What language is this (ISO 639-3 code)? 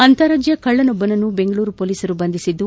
kan